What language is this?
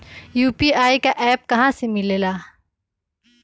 Magahi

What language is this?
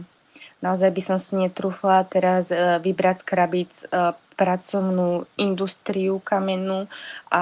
Slovak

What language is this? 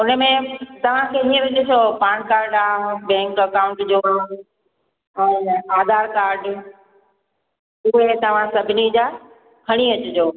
Sindhi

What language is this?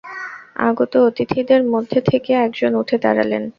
Bangla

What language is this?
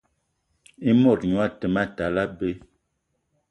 Eton (Cameroon)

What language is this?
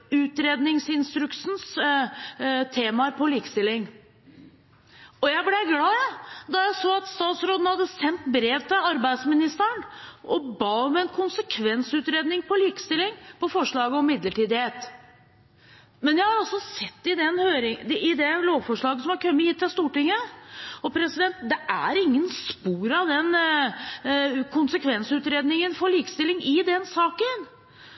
Norwegian Bokmål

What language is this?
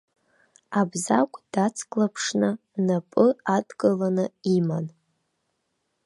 Abkhazian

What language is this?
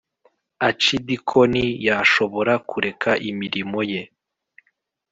Kinyarwanda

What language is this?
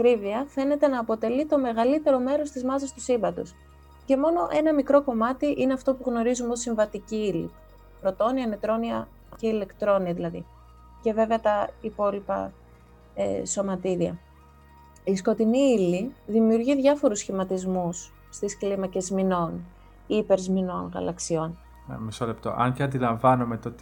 Greek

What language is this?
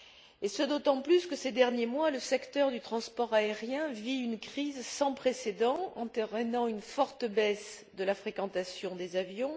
French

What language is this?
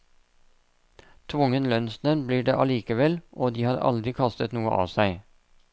Norwegian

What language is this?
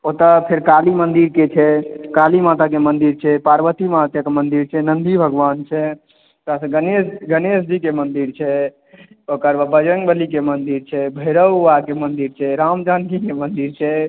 Maithili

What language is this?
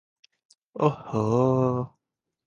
Odia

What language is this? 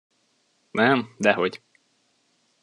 Hungarian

